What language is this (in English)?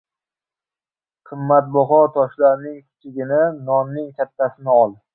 Uzbek